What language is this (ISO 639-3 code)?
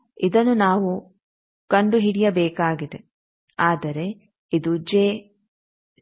kan